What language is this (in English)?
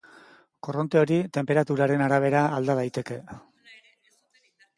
Basque